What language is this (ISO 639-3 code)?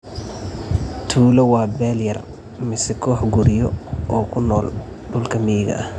som